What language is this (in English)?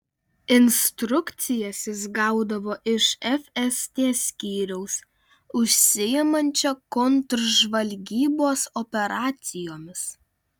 Lithuanian